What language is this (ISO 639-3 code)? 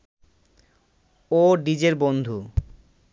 ben